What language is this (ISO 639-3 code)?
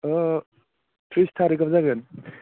brx